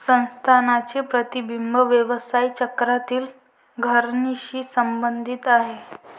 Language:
Marathi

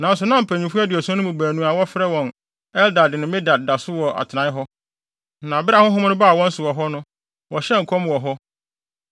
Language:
Akan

